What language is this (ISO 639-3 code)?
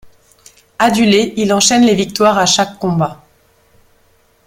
fra